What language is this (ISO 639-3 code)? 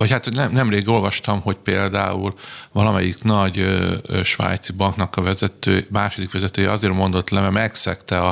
hun